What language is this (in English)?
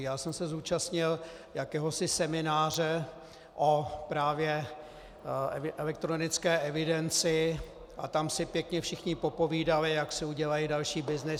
Czech